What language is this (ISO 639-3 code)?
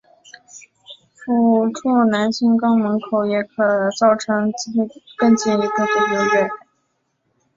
zho